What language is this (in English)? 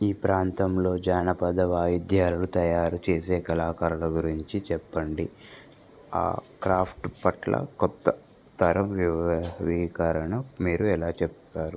Telugu